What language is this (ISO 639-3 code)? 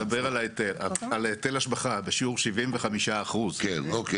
heb